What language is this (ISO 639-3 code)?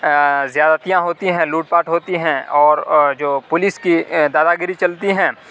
urd